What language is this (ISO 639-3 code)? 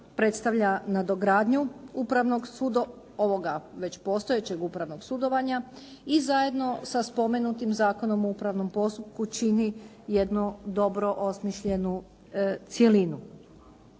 hrv